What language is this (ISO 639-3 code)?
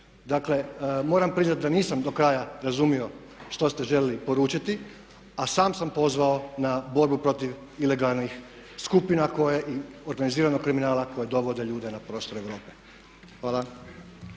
hrv